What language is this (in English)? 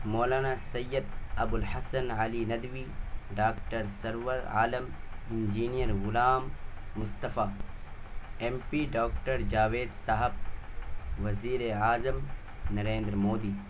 Urdu